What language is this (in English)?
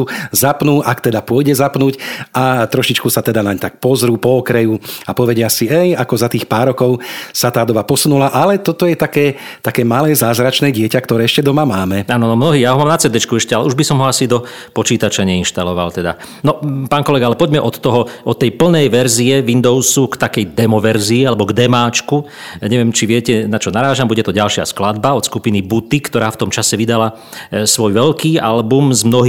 Slovak